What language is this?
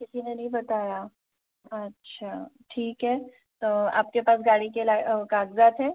Hindi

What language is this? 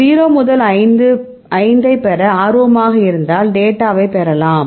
Tamil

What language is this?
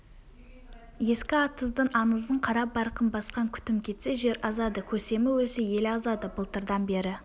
Kazakh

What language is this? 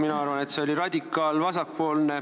Estonian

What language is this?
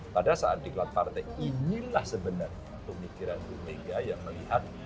Indonesian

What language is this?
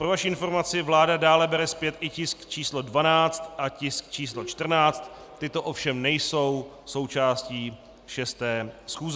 Czech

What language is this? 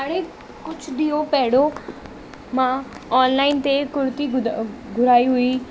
Sindhi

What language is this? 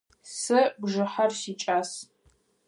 Adyghe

